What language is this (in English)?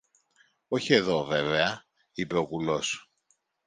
Greek